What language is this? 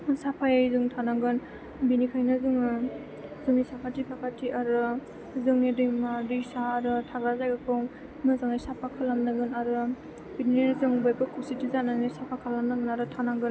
Bodo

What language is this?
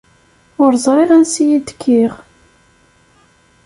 Kabyle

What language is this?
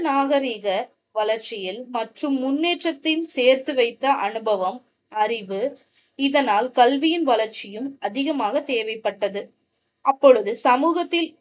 Tamil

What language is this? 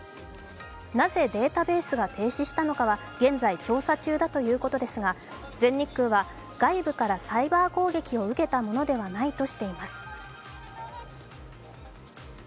Japanese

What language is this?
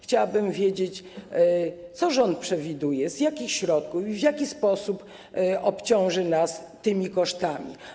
Polish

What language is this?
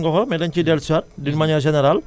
Wolof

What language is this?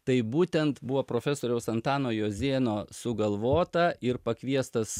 Lithuanian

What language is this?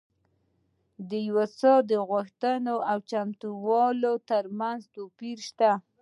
Pashto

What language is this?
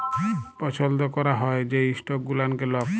Bangla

